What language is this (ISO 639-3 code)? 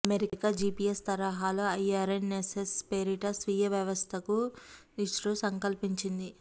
tel